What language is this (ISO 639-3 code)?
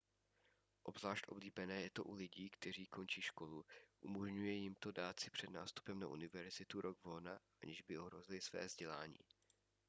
ces